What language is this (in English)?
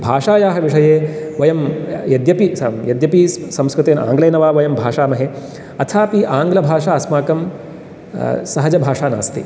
Sanskrit